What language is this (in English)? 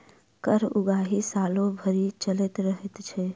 Maithili